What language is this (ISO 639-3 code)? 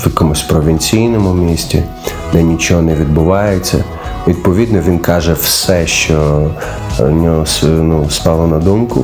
ukr